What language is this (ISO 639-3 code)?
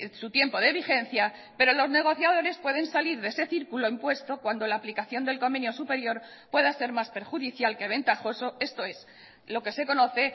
spa